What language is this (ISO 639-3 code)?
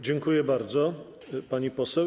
pol